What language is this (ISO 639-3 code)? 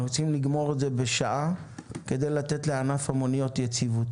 heb